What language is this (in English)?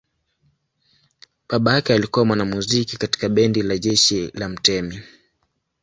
Swahili